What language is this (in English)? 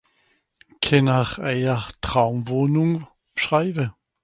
Swiss German